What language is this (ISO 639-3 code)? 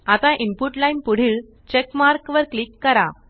mar